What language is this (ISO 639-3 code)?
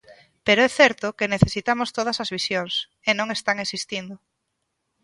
glg